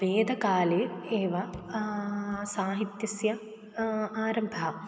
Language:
Sanskrit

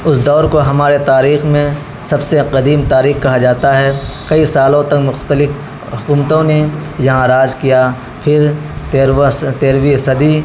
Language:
Urdu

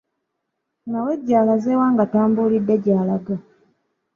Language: Ganda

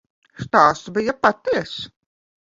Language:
Latvian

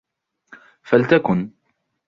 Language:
Arabic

